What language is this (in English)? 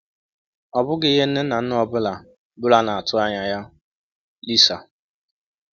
Igbo